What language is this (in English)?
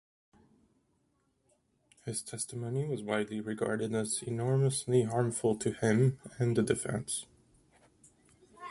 English